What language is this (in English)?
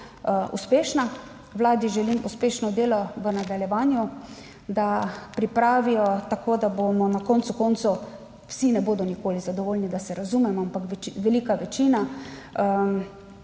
Slovenian